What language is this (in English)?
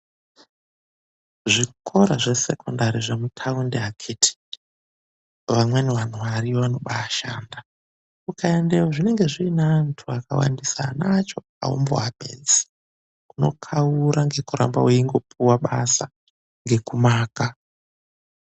Ndau